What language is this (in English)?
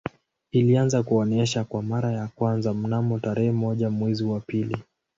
Swahili